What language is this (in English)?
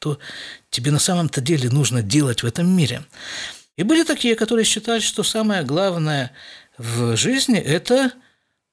Russian